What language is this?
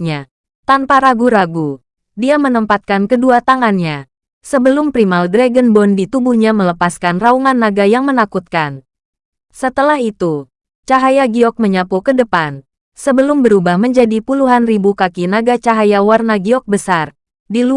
Indonesian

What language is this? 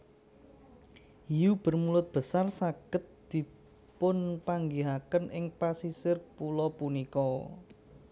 Javanese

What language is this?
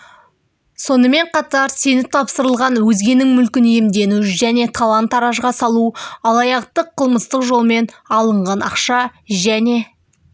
Kazakh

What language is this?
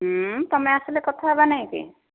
Odia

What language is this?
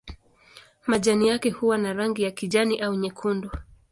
Swahili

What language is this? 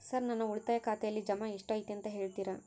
Kannada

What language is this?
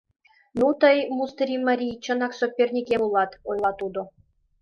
Mari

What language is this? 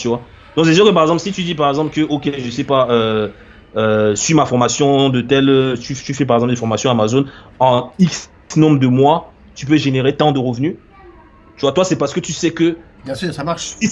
French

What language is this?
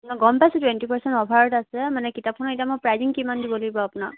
Assamese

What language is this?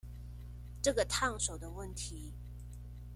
Chinese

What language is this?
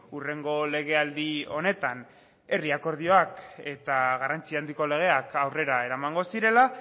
Basque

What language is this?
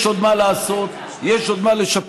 Hebrew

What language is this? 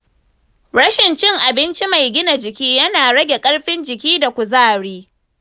Hausa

